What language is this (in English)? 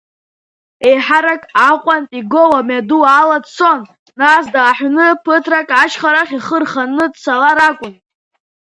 Abkhazian